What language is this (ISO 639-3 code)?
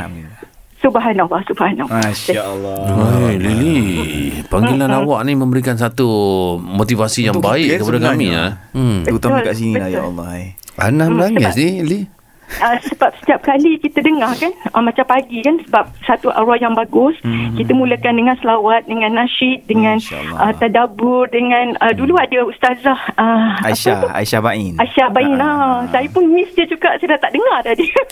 msa